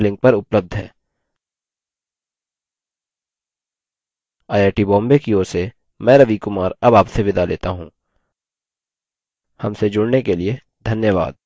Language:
Hindi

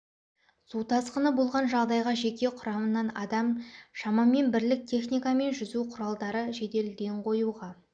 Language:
Kazakh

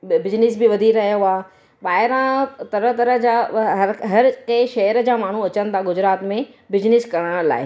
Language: Sindhi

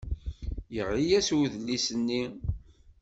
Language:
Kabyle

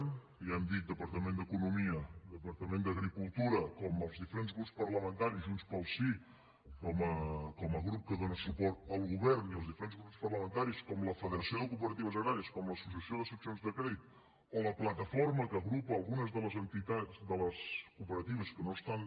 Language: Catalan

